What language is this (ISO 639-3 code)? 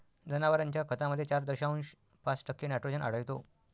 mar